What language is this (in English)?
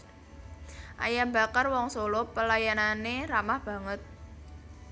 Javanese